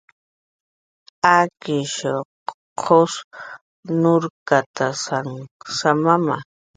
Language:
Jaqaru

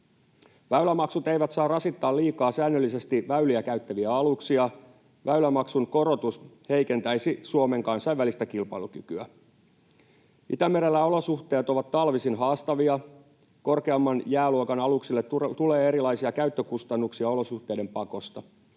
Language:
Finnish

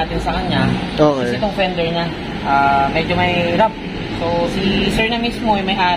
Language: Filipino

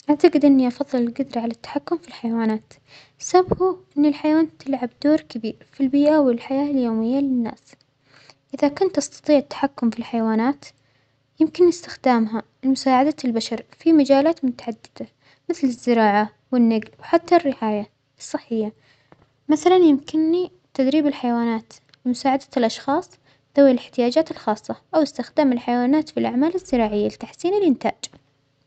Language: Omani Arabic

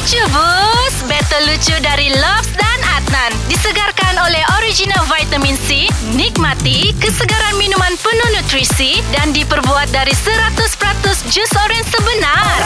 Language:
Malay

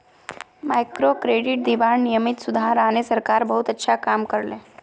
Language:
Magahi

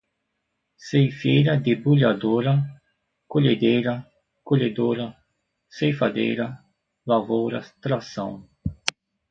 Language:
Portuguese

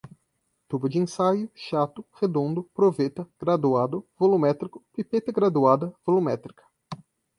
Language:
Portuguese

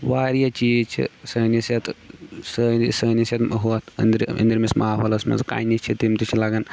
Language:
Kashmiri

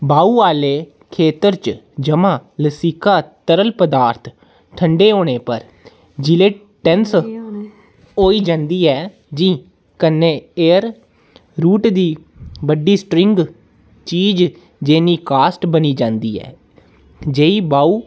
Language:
Dogri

